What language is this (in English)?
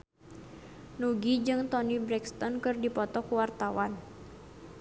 Sundanese